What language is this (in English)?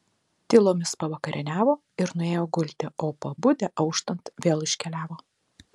Lithuanian